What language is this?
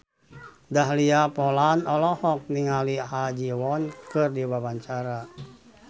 Sundanese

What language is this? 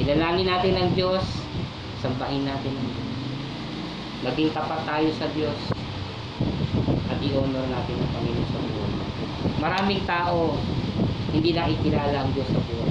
Filipino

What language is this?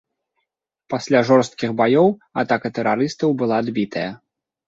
Belarusian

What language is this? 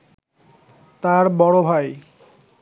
Bangla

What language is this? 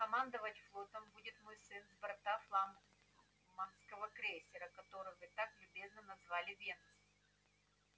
Russian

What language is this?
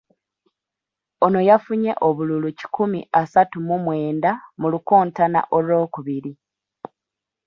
Ganda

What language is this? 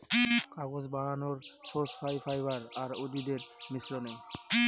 Bangla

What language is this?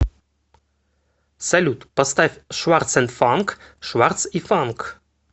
Russian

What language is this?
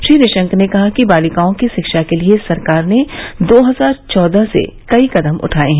Hindi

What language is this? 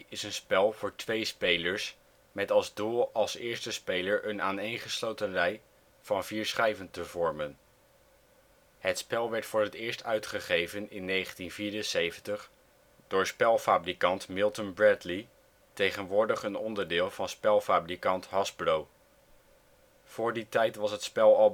Dutch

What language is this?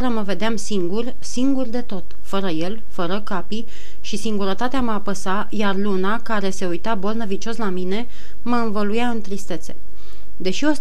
Romanian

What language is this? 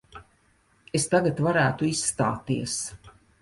Latvian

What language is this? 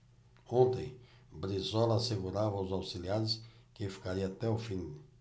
Portuguese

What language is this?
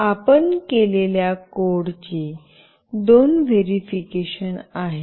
Marathi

